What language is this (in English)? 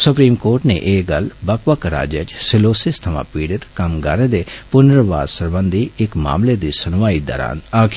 Dogri